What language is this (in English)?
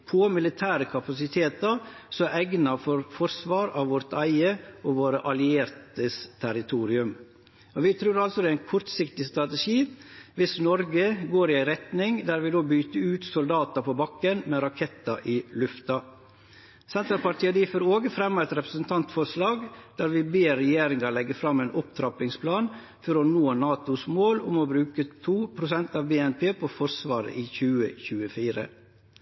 Norwegian Nynorsk